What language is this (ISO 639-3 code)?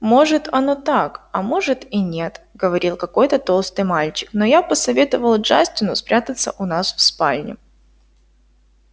rus